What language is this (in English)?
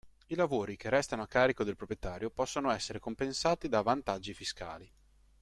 Italian